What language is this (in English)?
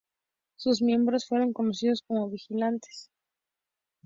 Spanish